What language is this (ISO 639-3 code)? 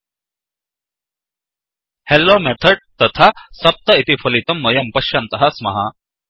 san